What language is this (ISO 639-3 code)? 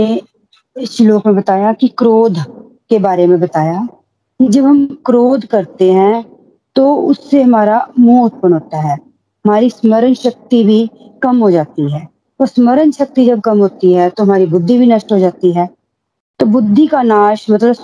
hin